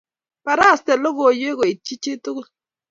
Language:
Kalenjin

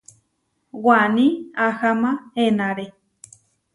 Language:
Huarijio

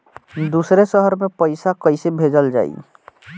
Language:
Bhojpuri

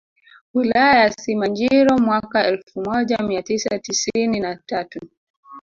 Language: Swahili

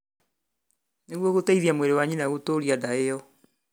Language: Kikuyu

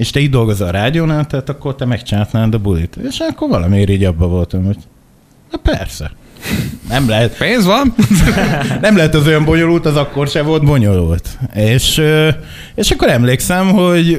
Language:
Hungarian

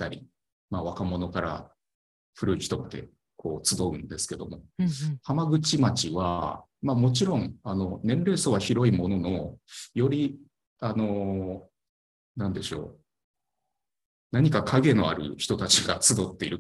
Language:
Japanese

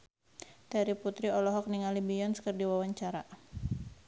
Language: Sundanese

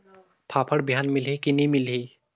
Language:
Chhattisgarhi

